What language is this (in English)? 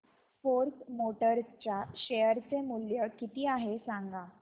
Marathi